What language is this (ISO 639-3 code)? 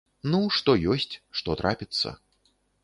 bel